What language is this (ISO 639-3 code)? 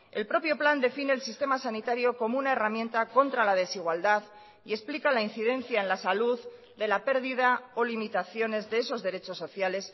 spa